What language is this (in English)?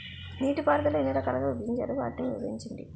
Telugu